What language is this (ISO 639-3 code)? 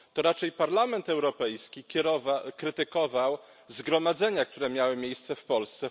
pol